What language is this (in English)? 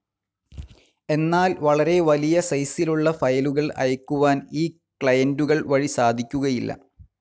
Malayalam